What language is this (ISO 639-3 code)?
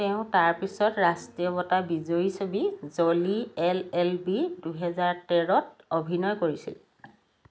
asm